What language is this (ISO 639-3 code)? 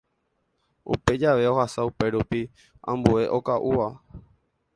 grn